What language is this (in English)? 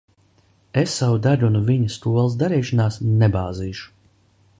Latvian